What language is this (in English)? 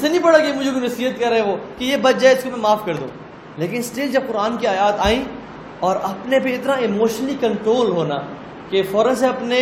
Urdu